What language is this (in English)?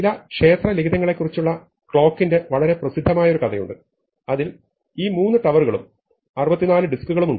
Malayalam